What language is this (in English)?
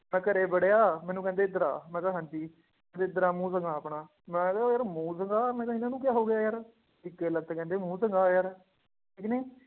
Punjabi